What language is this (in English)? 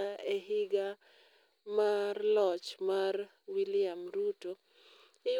Luo (Kenya and Tanzania)